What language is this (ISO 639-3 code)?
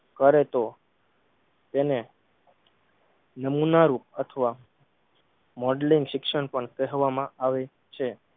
guj